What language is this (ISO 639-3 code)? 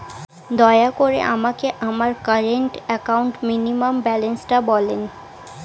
ben